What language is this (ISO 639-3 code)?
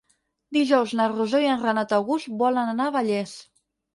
cat